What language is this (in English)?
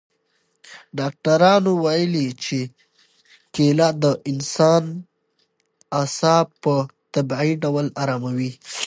Pashto